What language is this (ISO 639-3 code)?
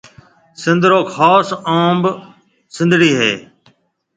mve